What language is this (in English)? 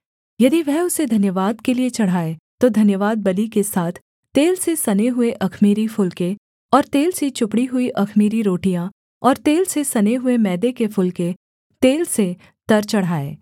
Hindi